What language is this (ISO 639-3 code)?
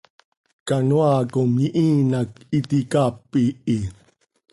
sei